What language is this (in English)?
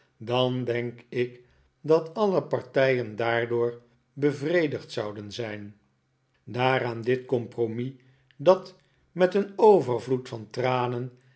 Dutch